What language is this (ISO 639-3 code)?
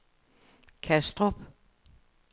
dan